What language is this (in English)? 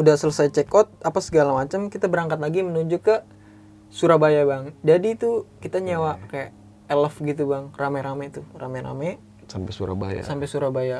Indonesian